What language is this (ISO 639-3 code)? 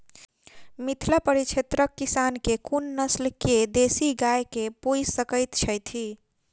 mai